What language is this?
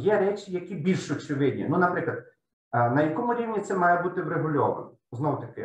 Ukrainian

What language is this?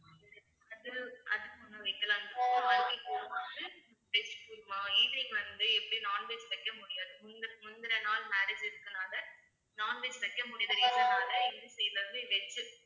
Tamil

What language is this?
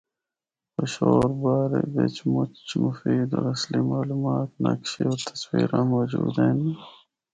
Northern Hindko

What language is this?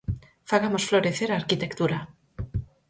Galician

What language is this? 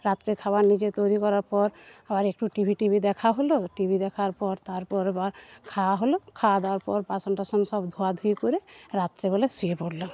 Bangla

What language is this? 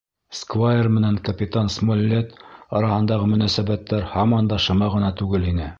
Bashkir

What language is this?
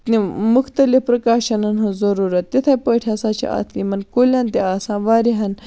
Kashmiri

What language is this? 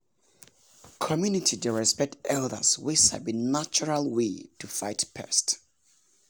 Nigerian Pidgin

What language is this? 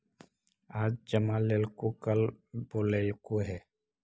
Magahi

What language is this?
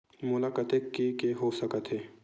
Chhattisgarhi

